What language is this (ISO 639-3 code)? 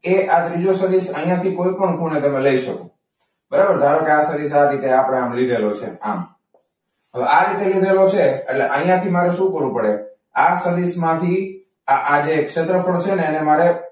guj